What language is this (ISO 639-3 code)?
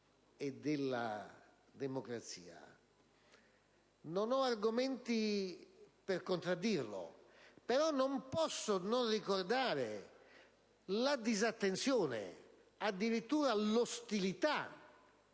ita